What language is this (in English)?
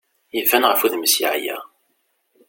Kabyle